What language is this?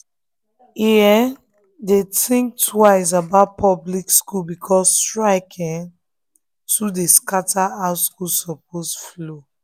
Nigerian Pidgin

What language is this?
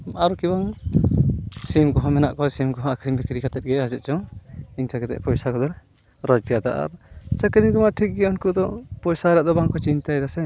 Santali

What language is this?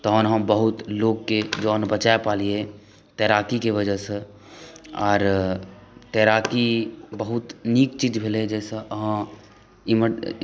Maithili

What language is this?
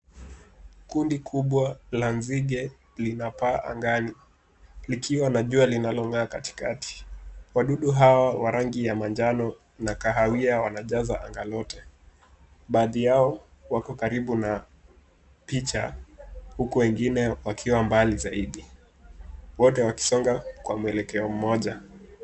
Swahili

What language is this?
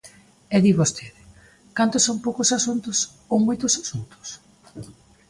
Galician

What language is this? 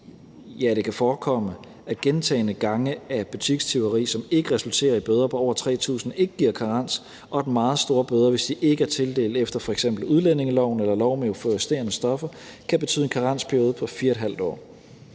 Danish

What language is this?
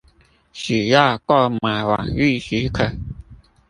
Chinese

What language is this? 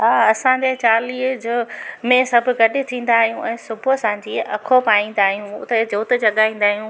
Sindhi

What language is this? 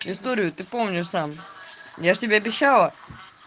Russian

